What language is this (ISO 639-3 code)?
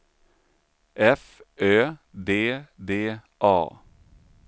swe